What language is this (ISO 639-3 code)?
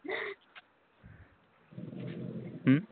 pan